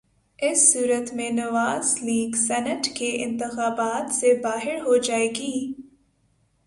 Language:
Urdu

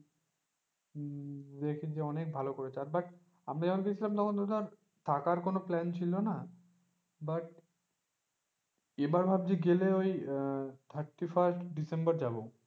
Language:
Bangla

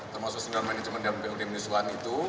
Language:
Indonesian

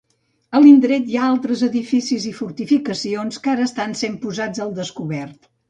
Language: Catalan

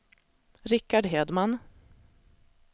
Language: Swedish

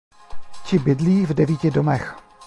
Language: Czech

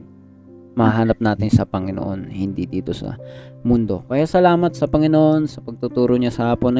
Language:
Filipino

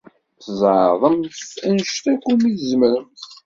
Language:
Kabyle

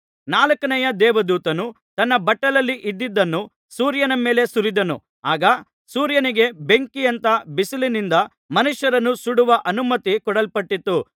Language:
Kannada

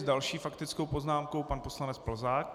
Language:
Czech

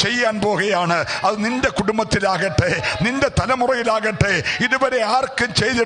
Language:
Romanian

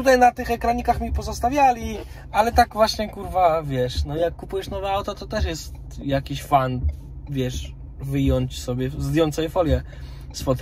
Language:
Polish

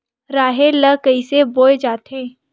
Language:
Chhattisgarhi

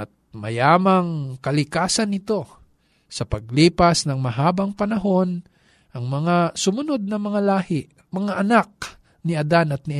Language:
Filipino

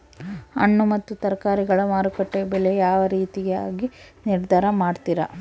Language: Kannada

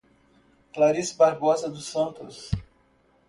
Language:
Portuguese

